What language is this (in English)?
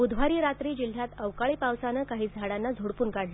Marathi